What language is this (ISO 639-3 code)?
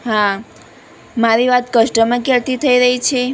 guj